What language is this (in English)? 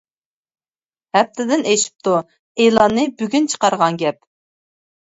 Uyghur